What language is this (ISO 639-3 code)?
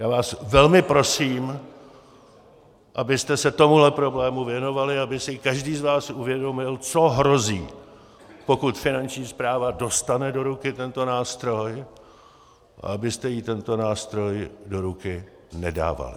ces